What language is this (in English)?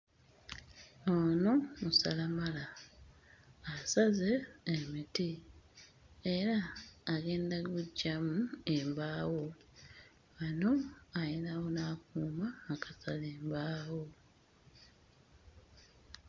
Ganda